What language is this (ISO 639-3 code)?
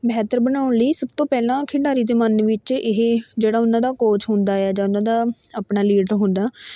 pan